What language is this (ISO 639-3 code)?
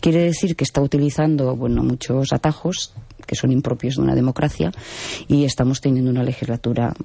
spa